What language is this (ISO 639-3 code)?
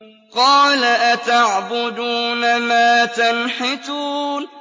ara